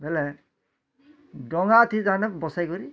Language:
Odia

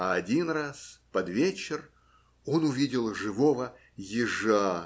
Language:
Russian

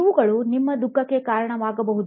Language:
Kannada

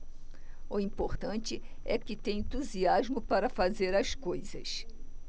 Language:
Portuguese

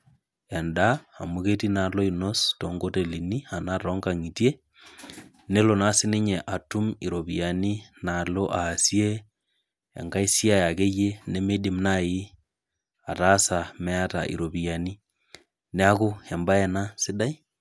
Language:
Masai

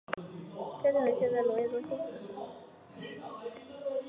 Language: Chinese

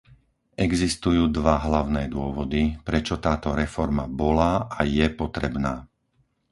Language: Slovak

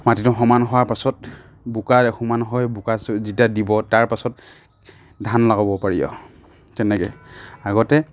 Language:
Assamese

